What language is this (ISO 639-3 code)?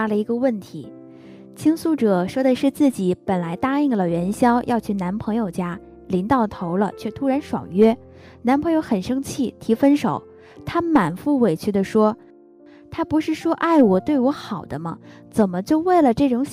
zho